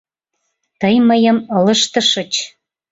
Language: Mari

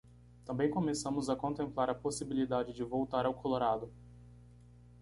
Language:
Portuguese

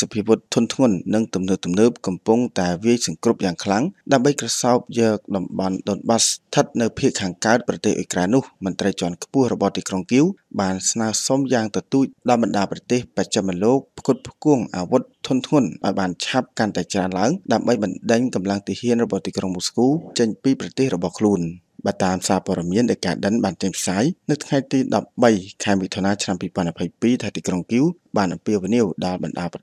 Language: Thai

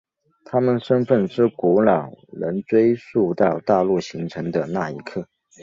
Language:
Chinese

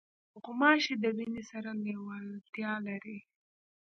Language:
Pashto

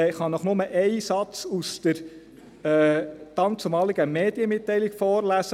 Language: Swiss German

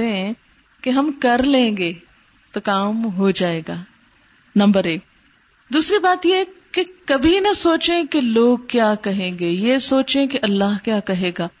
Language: Urdu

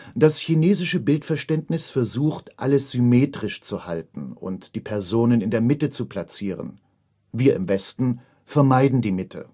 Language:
German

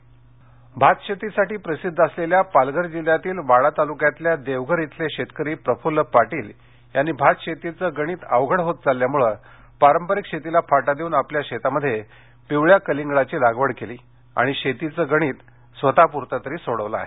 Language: Marathi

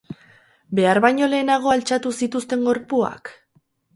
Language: Basque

